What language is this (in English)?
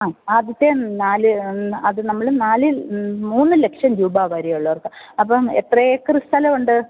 Malayalam